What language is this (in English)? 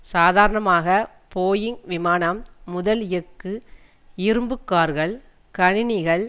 Tamil